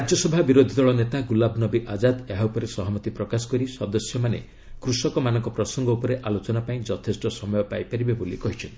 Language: Odia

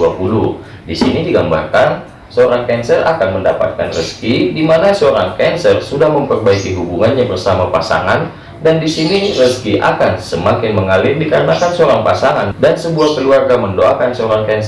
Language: Indonesian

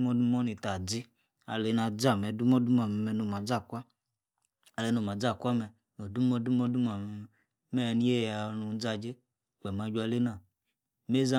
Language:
Yace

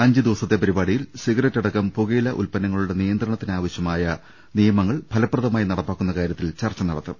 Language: Malayalam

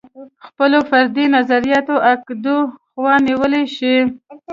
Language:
Pashto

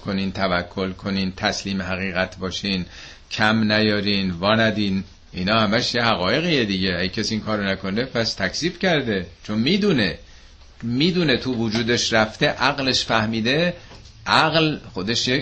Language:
Persian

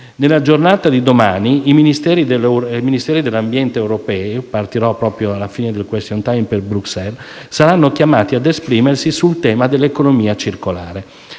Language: Italian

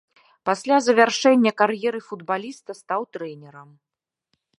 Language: Belarusian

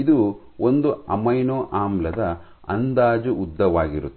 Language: Kannada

